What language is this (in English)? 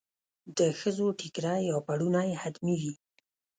Pashto